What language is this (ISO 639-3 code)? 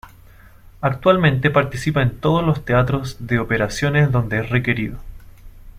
spa